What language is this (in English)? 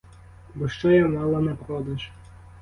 Ukrainian